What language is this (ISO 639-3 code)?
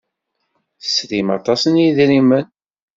kab